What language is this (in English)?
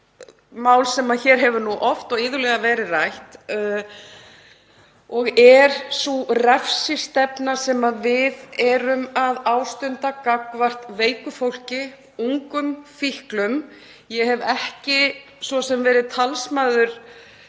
Icelandic